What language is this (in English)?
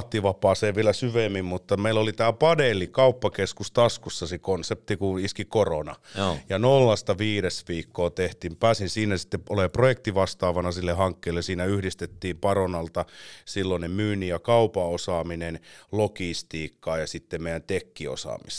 Finnish